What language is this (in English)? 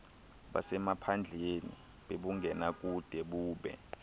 Xhosa